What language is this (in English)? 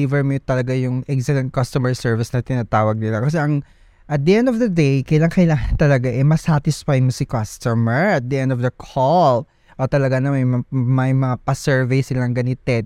Filipino